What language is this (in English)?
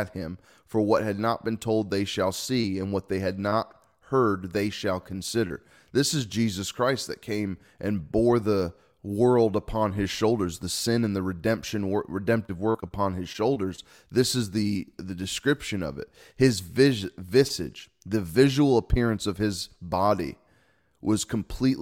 English